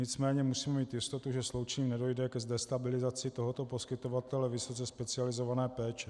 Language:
Czech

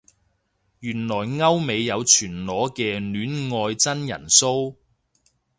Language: Cantonese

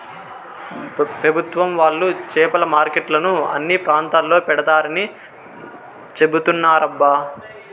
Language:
Telugu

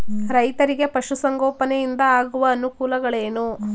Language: Kannada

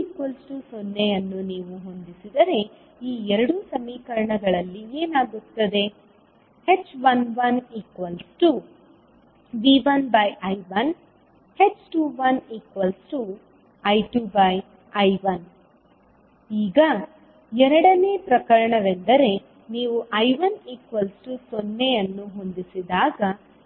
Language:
Kannada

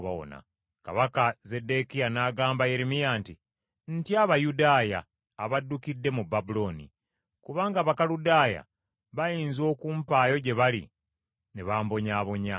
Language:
Ganda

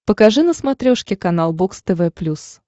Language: Russian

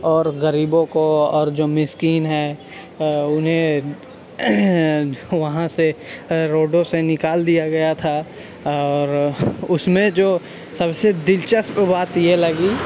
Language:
Urdu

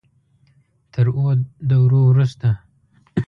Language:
Pashto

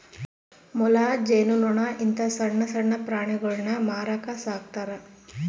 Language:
Kannada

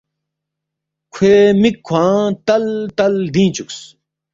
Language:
Balti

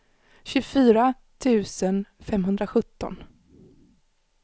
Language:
Swedish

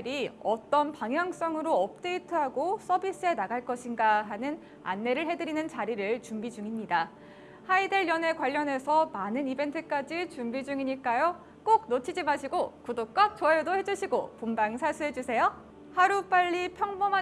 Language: Korean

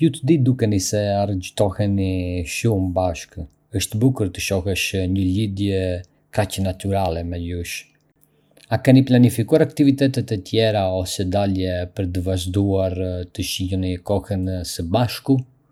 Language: Arbëreshë Albanian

